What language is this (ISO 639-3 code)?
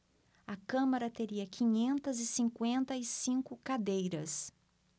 por